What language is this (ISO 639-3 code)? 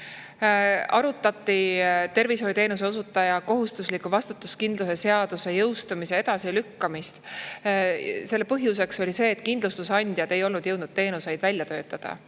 est